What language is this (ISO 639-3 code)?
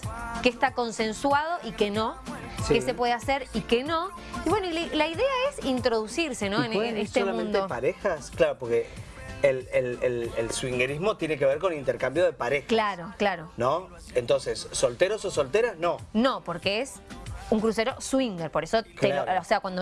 spa